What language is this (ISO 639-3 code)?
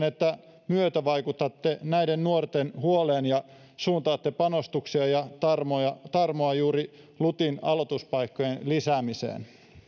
fin